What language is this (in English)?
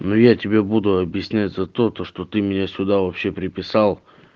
Russian